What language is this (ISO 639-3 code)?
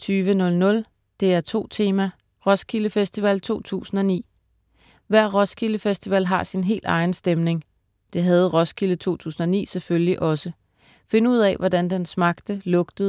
dan